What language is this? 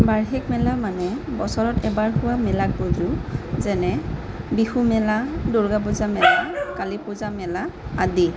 Assamese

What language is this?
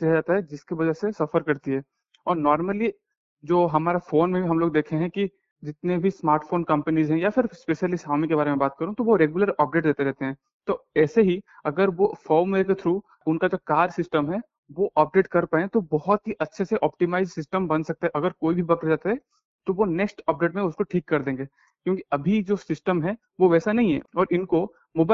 Hindi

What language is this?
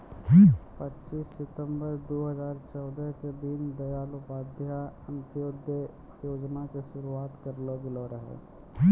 Maithili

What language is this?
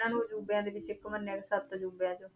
Punjabi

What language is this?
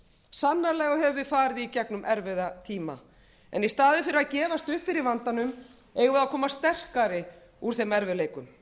Icelandic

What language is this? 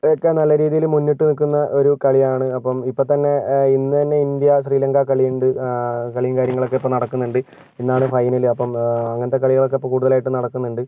Malayalam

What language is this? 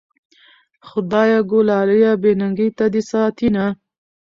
Pashto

